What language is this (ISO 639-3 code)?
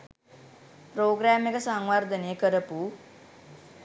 sin